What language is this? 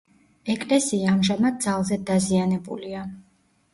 Georgian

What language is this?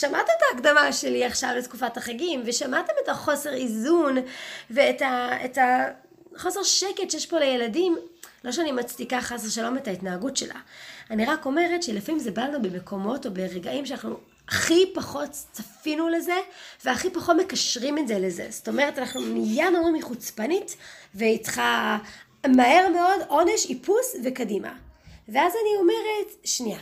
Hebrew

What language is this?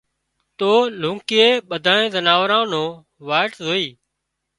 Wadiyara Koli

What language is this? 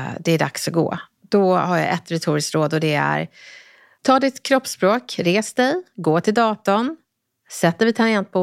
Swedish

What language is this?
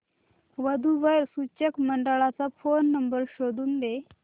Marathi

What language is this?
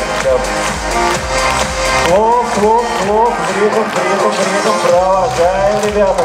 Russian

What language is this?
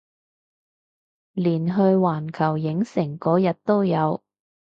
Cantonese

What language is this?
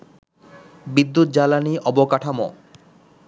Bangla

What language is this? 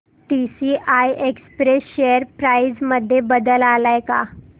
Marathi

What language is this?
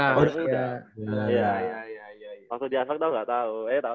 Indonesian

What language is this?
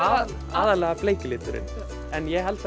Icelandic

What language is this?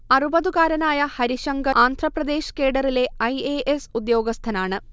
Malayalam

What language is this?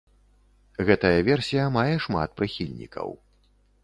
Belarusian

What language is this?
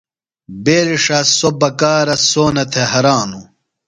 Phalura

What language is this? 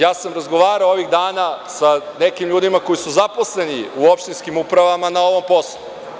Serbian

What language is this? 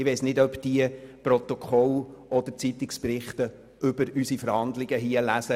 Swiss German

